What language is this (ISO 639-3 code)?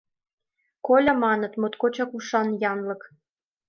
chm